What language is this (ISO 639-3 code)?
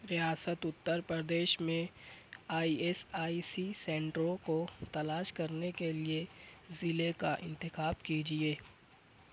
urd